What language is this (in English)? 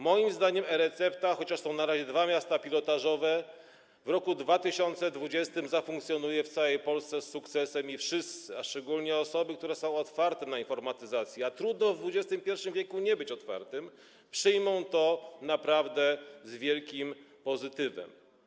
Polish